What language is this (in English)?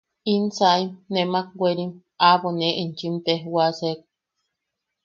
Yaqui